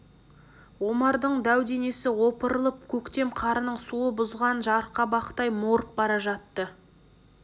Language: Kazakh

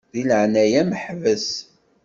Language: Kabyle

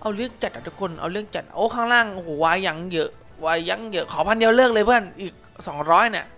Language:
Thai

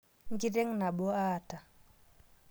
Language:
Masai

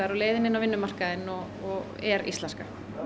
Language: Icelandic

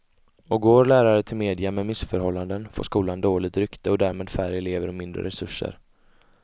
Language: Swedish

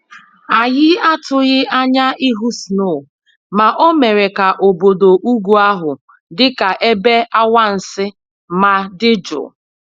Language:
Igbo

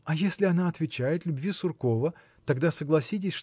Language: Russian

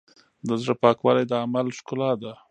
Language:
Pashto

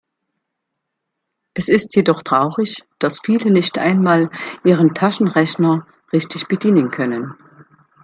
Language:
German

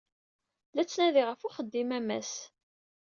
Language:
Kabyle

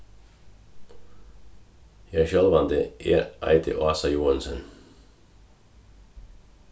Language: Faroese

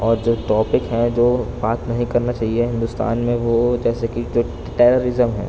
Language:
Urdu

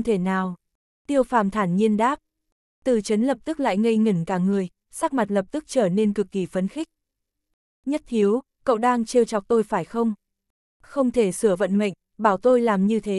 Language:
Vietnamese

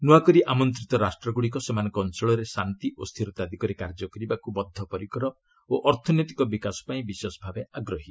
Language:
Odia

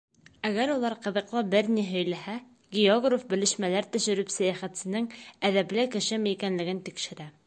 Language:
Bashkir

